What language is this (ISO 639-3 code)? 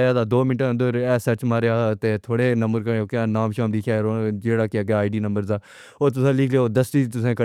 phr